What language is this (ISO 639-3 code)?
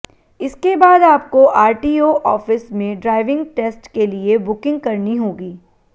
hin